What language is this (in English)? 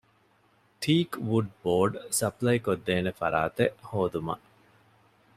Divehi